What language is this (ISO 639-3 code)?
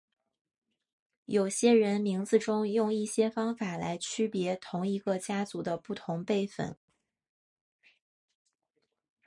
zho